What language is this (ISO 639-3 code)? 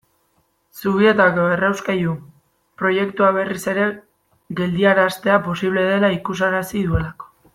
eus